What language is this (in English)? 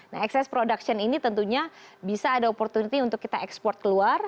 Indonesian